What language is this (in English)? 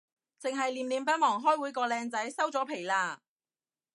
Cantonese